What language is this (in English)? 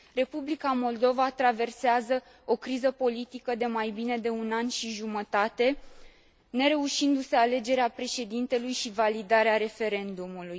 Romanian